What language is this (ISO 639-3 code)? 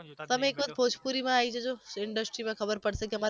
guj